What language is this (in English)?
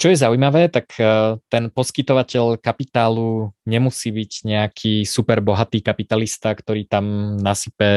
Slovak